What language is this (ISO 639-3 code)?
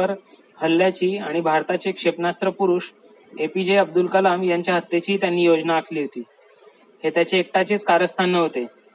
mar